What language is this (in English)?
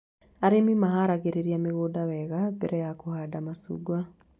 Kikuyu